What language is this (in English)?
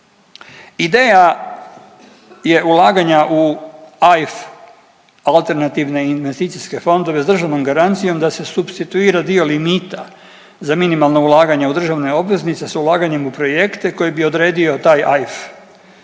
Croatian